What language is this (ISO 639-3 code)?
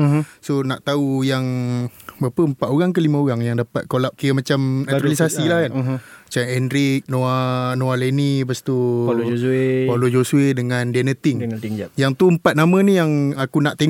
msa